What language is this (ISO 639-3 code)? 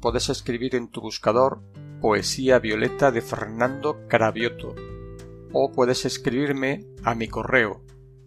spa